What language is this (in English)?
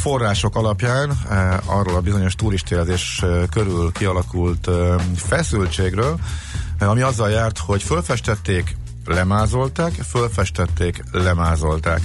Hungarian